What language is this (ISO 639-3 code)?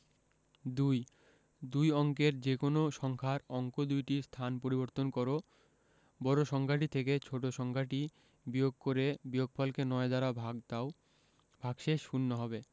ben